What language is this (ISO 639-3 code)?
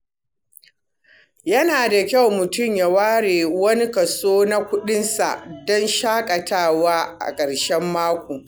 hau